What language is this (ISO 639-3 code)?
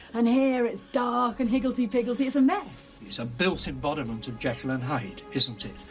eng